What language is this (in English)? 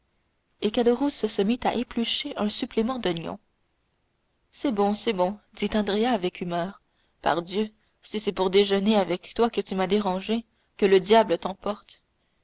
French